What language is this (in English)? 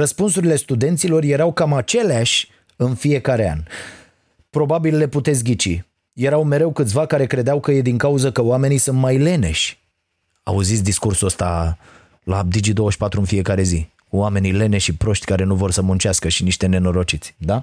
Romanian